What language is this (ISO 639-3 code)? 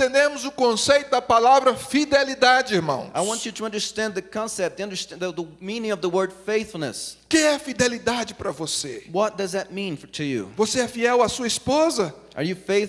por